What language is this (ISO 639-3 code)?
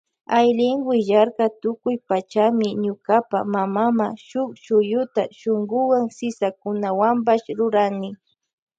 qvj